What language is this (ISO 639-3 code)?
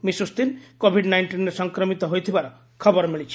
ori